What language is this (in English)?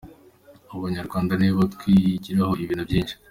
Kinyarwanda